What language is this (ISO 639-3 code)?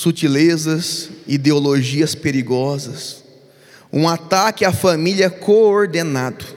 por